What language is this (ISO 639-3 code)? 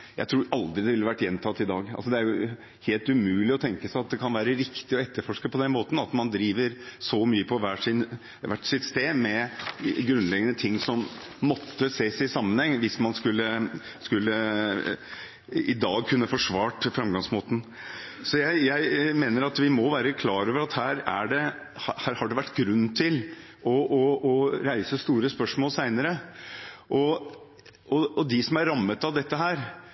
nob